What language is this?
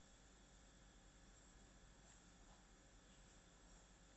Russian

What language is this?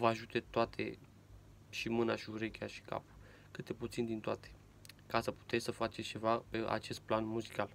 Romanian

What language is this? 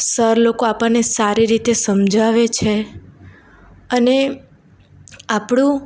Gujarati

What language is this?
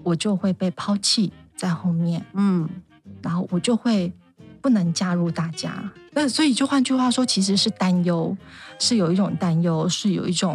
Chinese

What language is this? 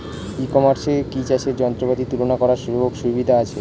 Bangla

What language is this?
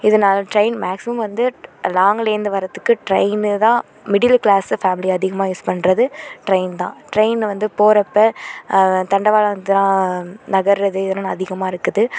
Tamil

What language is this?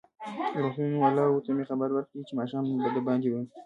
Pashto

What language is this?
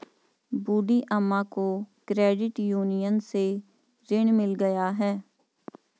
Hindi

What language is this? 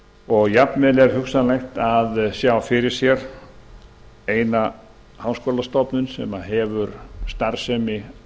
Icelandic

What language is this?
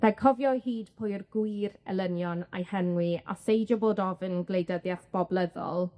Welsh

